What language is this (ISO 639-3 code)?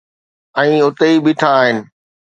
snd